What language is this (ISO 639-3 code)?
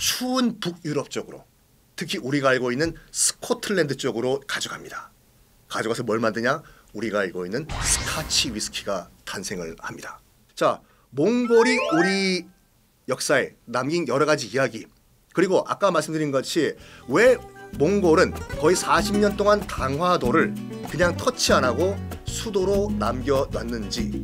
kor